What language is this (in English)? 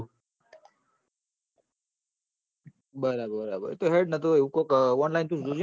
Gujarati